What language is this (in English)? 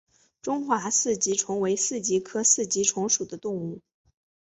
Chinese